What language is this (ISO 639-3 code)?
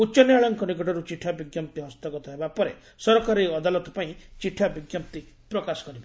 ori